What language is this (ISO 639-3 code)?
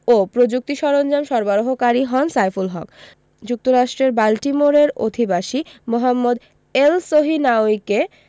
ben